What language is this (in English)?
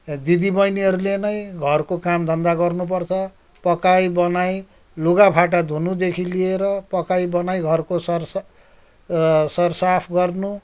Nepali